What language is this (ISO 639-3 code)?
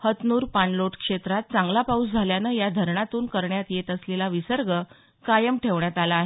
mar